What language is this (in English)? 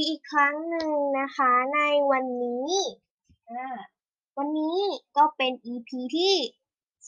Thai